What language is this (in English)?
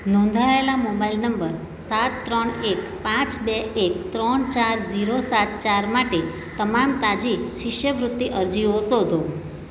Gujarati